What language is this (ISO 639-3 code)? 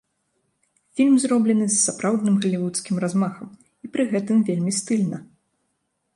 bel